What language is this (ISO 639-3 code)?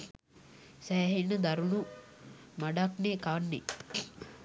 sin